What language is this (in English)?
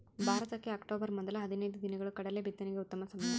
Kannada